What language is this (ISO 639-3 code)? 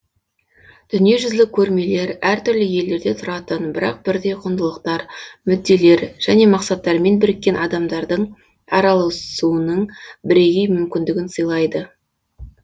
kaz